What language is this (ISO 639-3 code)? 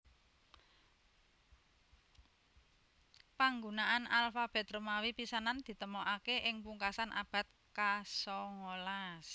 jav